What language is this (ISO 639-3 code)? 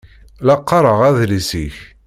kab